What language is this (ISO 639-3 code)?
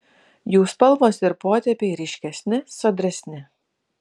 lit